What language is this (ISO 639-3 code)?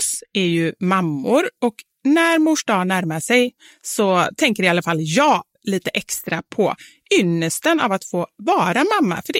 swe